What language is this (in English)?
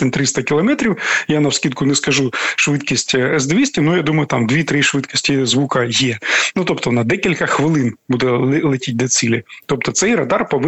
Ukrainian